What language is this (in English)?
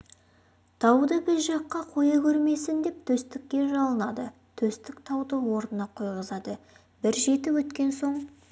Kazakh